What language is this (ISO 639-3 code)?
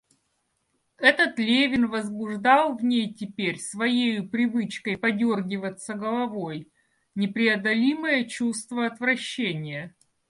rus